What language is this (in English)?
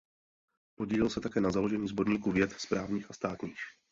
Czech